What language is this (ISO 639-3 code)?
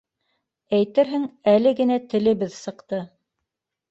bak